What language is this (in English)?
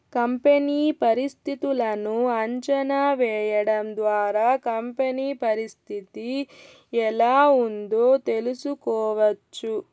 Telugu